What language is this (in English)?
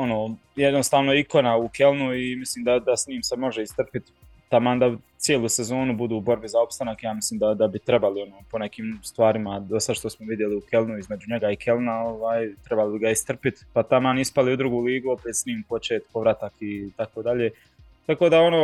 Croatian